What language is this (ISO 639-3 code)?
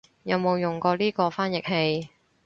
yue